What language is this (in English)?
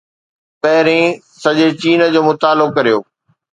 Sindhi